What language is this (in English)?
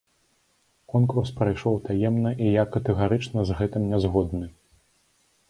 Belarusian